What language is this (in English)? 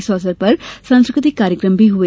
Hindi